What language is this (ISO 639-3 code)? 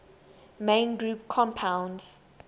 eng